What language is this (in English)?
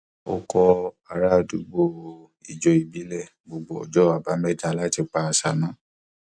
Yoruba